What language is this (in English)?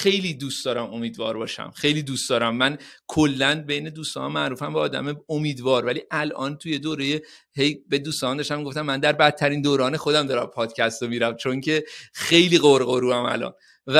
Persian